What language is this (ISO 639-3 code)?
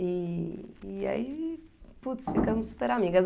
por